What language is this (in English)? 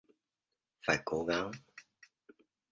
Vietnamese